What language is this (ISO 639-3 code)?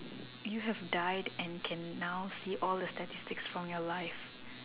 eng